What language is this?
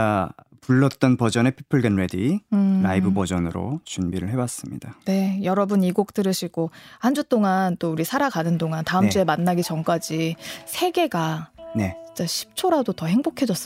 Korean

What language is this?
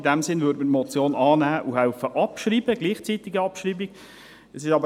Swiss German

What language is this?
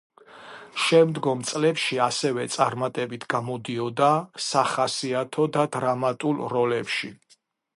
Georgian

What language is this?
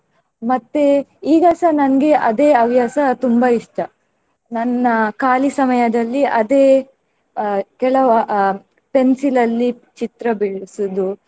Kannada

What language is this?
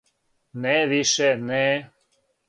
Serbian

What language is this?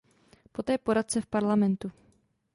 Czech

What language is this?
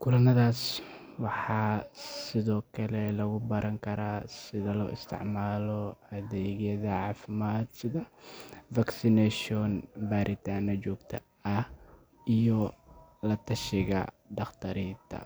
Somali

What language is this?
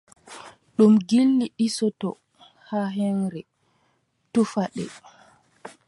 Adamawa Fulfulde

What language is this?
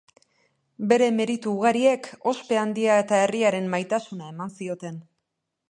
Basque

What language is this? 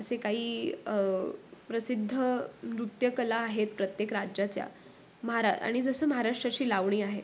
Marathi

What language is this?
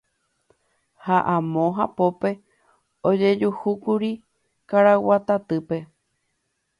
Guarani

